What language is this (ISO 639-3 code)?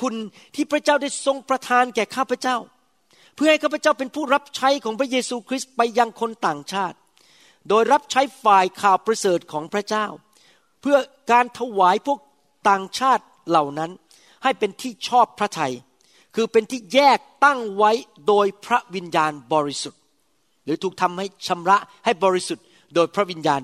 tha